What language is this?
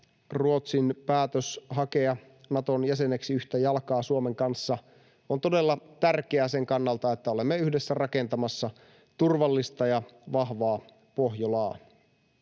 Finnish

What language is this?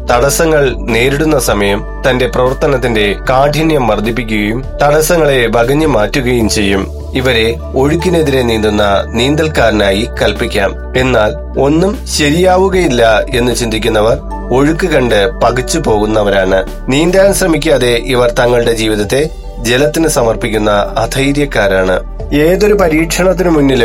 Malayalam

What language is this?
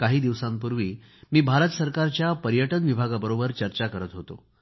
Marathi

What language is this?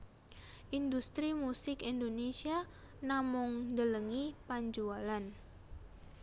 Javanese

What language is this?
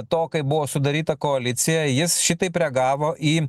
Lithuanian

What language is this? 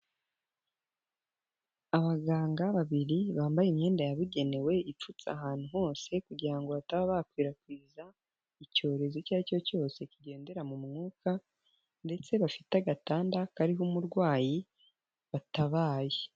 Kinyarwanda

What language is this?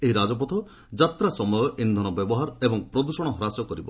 Odia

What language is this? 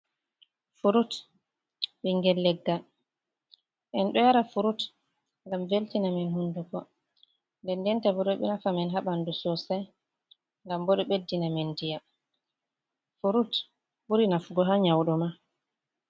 Fula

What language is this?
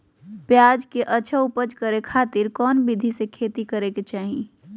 Magahi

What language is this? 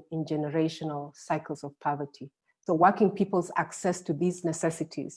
English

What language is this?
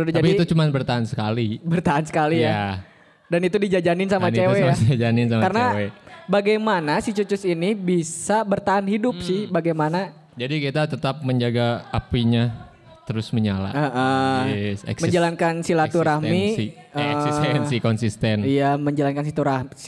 Indonesian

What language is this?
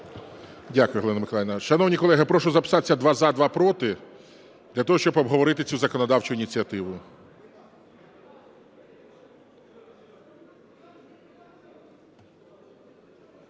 Ukrainian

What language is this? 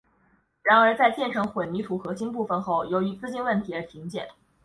Chinese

